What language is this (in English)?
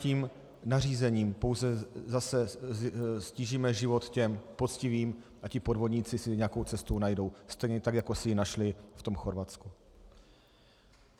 Czech